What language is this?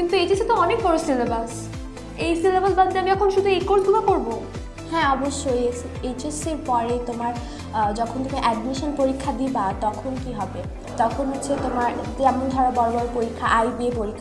Korean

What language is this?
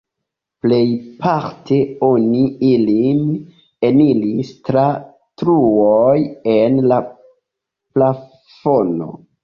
Esperanto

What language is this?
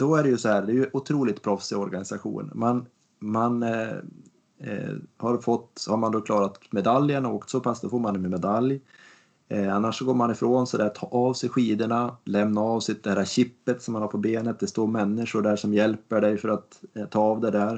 Swedish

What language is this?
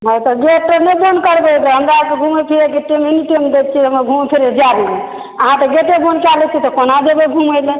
Maithili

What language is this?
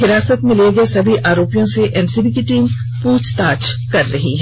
Hindi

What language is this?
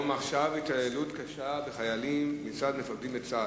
Hebrew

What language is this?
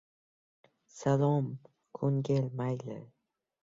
Uzbek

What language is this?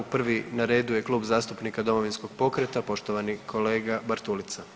Croatian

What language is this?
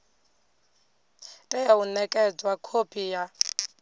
Venda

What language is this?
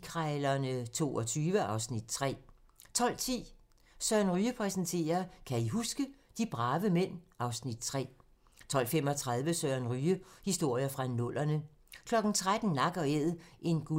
Danish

